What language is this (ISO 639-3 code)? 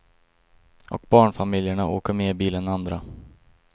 swe